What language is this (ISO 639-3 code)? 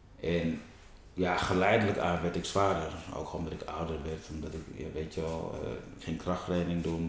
nld